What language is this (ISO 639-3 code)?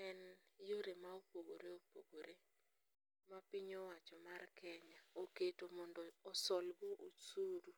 luo